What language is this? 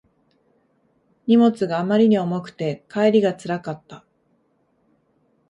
Japanese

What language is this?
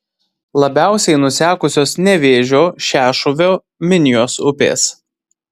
Lithuanian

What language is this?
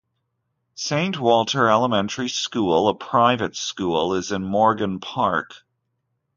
English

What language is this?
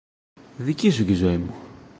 Greek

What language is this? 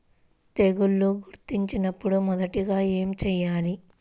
Telugu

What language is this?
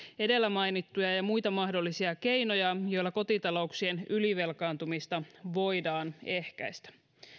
Finnish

